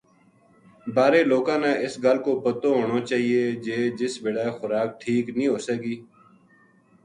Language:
Gujari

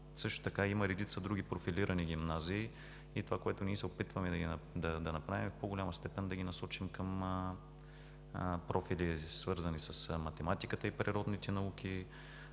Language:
Bulgarian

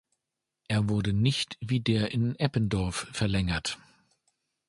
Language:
German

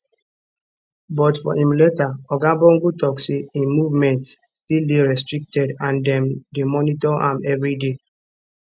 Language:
Nigerian Pidgin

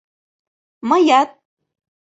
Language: Mari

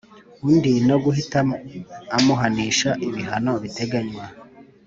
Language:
Kinyarwanda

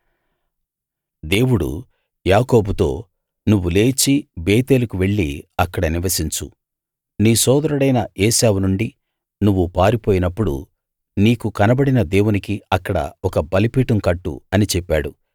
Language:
Telugu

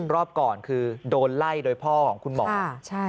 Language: Thai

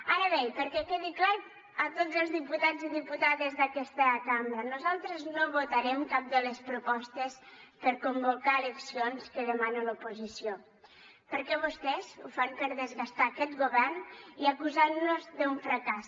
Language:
Catalan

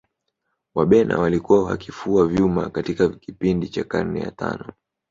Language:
Swahili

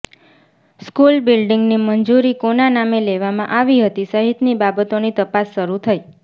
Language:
Gujarati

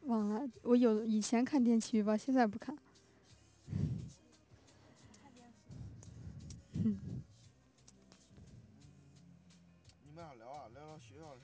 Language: Chinese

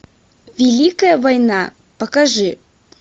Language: Russian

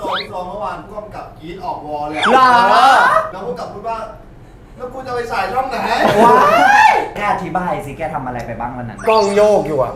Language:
Thai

